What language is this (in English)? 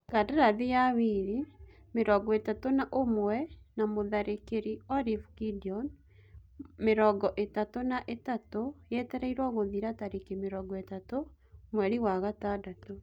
Kikuyu